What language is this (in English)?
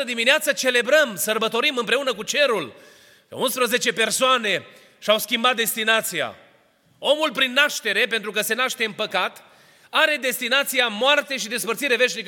Romanian